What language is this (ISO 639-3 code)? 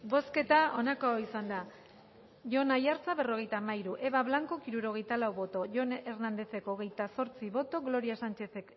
eus